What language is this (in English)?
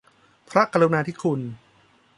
Thai